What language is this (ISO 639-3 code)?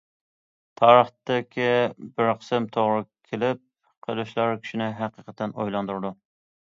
uig